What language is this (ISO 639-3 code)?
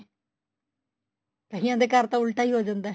pan